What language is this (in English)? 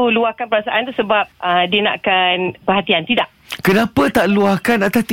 Malay